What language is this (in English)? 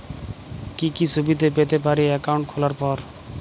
Bangla